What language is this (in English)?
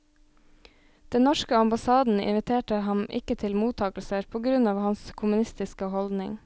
Norwegian